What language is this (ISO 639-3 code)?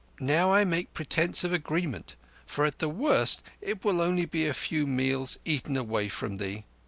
eng